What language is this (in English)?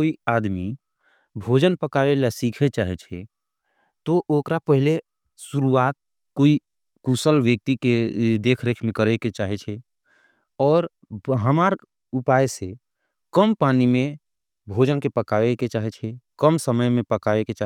Angika